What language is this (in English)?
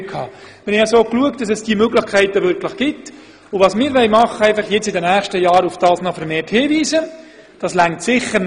Swiss German